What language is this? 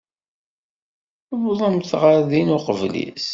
Kabyle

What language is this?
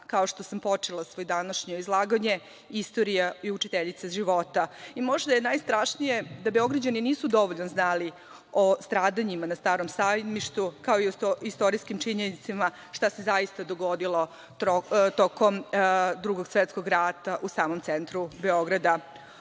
Serbian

